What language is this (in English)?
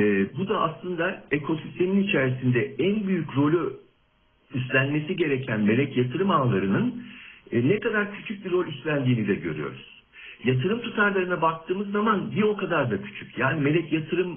Turkish